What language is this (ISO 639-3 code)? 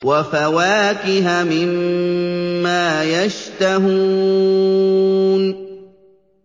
ara